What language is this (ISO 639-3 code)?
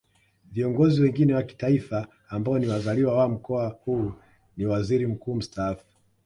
swa